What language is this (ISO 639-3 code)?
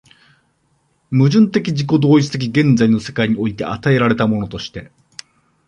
jpn